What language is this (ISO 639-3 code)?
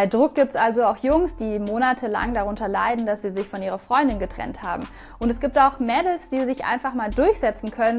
deu